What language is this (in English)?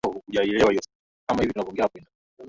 Swahili